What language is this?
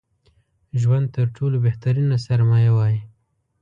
Pashto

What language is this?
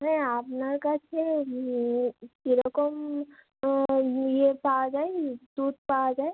Bangla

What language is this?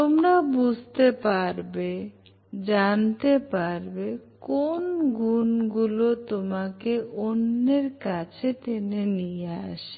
Bangla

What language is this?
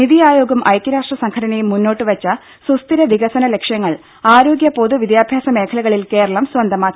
Malayalam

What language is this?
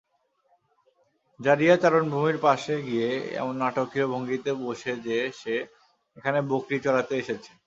Bangla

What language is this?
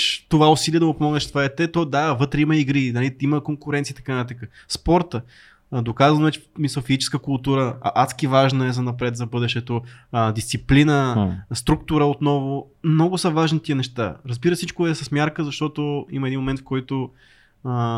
Bulgarian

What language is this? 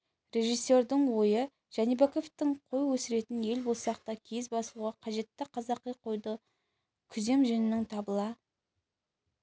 Kazakh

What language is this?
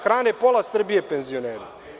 Serbian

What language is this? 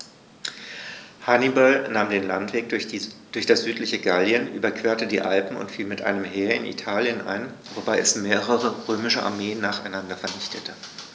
German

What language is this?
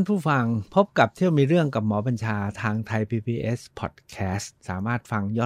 Thai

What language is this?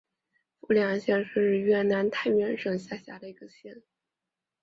Chinese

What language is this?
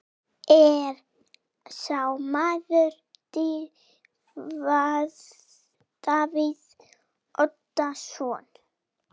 Icelandic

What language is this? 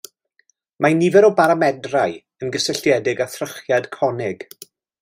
Welsh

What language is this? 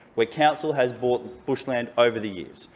English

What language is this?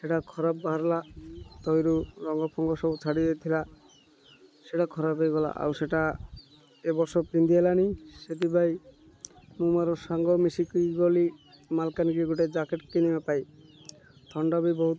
Odia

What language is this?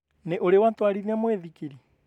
Kikuyu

